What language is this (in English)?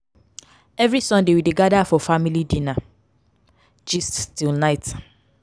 Nigerian Pidgin